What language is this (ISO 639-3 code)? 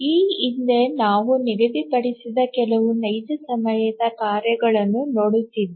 kan